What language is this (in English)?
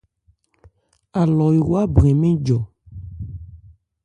Ebrié